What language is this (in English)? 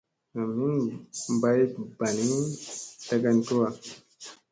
Musey